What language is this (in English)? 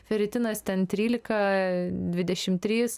Lithuanian